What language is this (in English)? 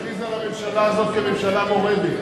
Hebrew